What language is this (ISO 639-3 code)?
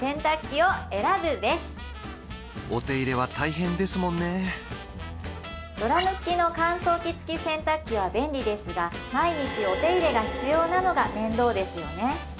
jpn